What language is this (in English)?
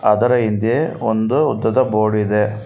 Kannada